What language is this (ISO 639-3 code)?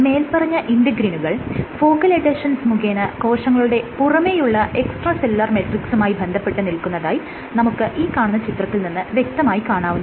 mal